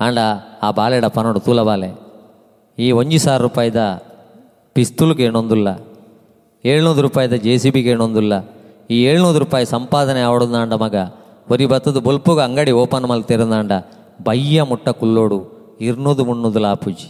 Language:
Kannada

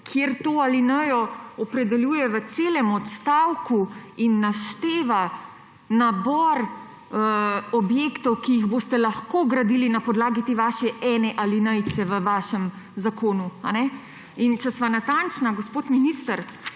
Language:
Slovenian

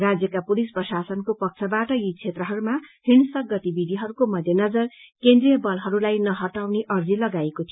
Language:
Nepali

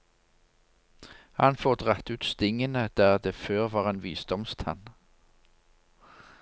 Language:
Norwegian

